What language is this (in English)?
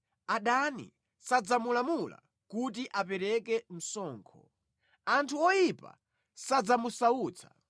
Nyanja